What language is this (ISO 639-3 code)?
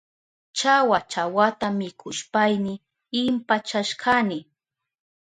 qup